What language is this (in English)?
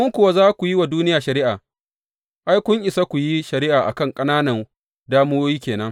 Hausa